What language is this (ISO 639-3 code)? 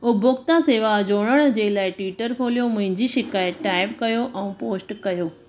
snd